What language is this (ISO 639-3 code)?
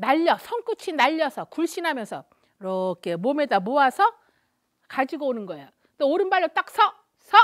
kor